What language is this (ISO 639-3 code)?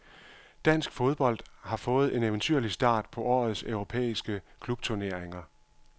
dan